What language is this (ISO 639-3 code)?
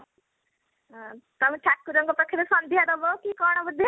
ori